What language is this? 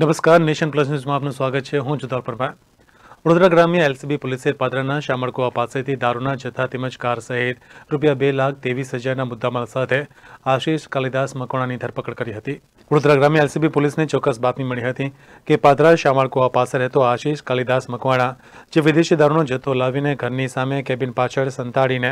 Romanian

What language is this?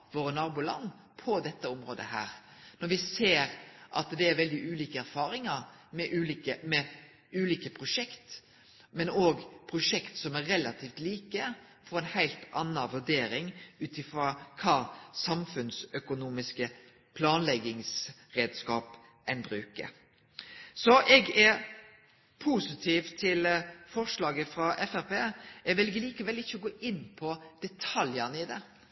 Norwegian Nynorsk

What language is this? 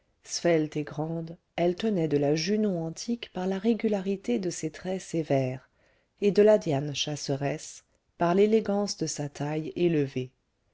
French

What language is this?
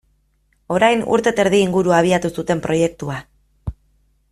Basque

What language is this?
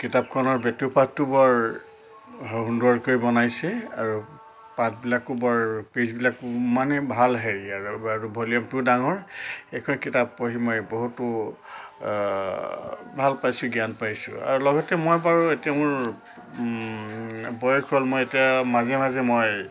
Assamese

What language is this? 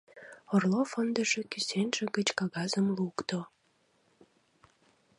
Mari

